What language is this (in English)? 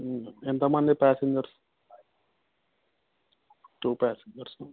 Telugu